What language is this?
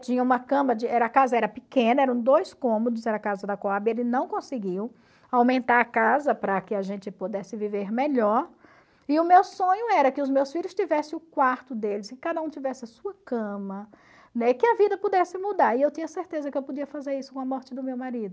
Portuguese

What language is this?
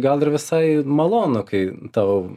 Lithuanian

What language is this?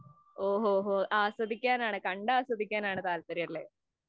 Malayalam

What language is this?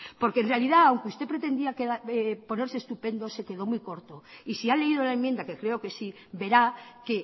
Spanish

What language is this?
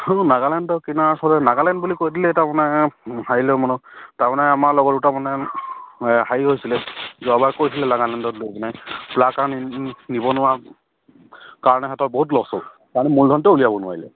Assamese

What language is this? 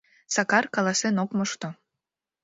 Mari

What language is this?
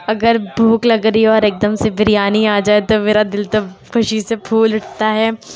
Urdu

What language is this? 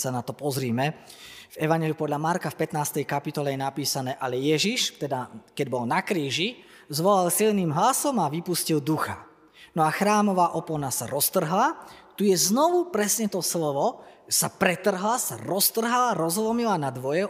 Slovak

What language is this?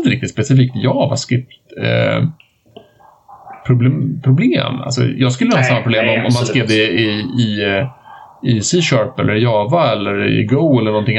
Swedish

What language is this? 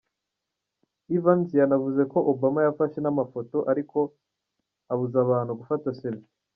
Kinyarwanda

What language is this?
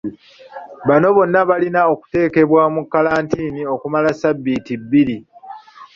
Ganda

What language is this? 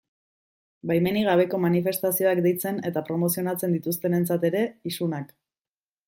Basque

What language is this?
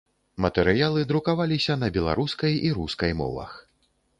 Belarusian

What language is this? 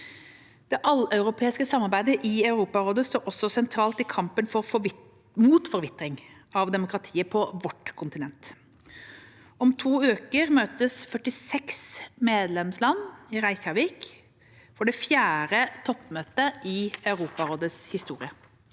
Norwegian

